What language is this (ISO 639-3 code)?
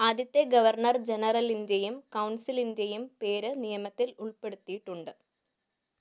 mal